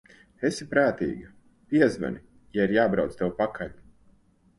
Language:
Latvian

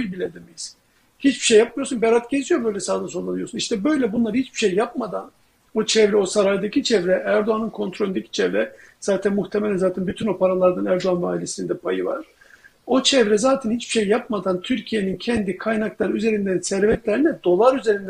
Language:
Turkish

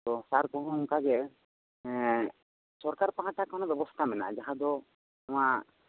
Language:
Santali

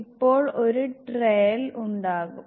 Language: Malayalam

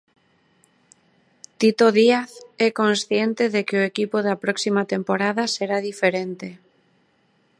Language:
Galician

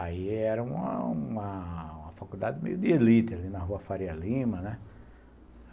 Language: Portuguese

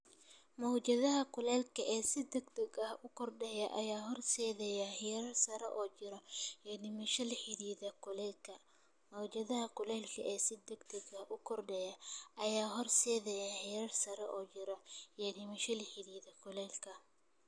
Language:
Somali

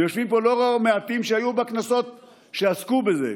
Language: Hebrew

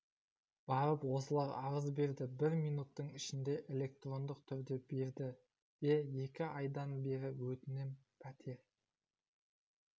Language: Kazakh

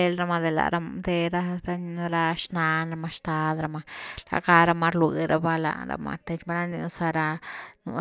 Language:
Güilá Zapotec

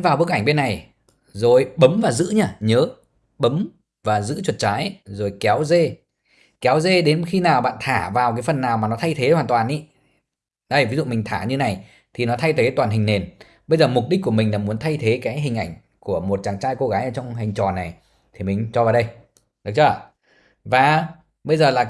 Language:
Vietnamese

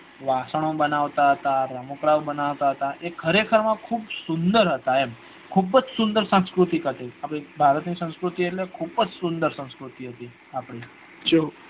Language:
Gujarati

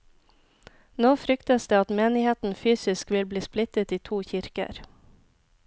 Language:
Norwegian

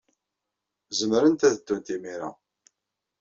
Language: Kabyle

